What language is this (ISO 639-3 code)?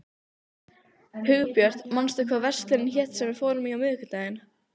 isl